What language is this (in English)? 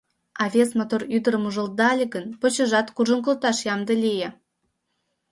Mari